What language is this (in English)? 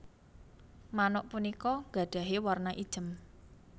Javanese